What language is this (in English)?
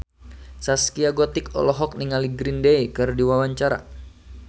Sundanese